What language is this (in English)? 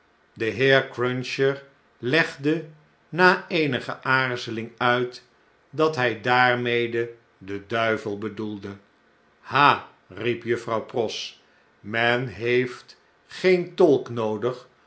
Dutch